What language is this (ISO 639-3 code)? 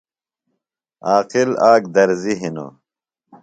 phl